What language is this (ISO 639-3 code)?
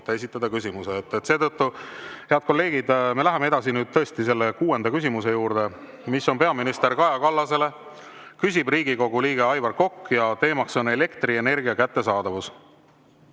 est